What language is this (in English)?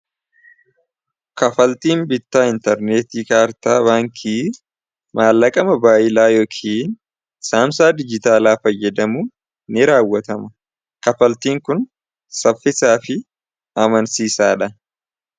Oromo